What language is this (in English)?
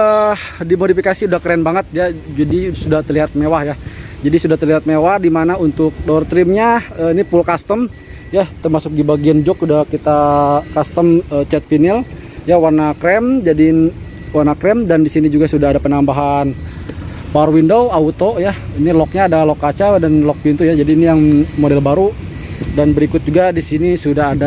Indonesian